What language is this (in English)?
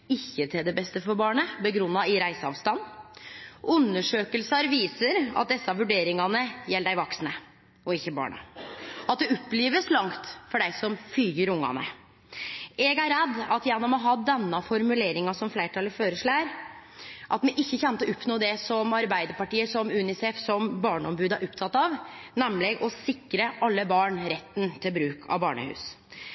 Norwegian Nynorsk